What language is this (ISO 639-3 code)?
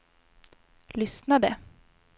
swe